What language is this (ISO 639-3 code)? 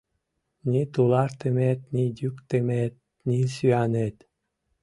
chm